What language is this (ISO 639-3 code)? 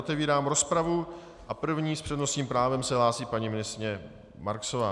ces